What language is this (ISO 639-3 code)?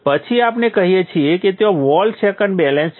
guj